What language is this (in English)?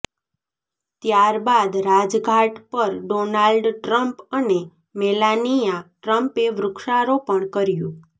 Gujarati